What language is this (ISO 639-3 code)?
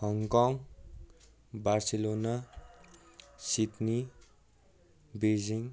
nep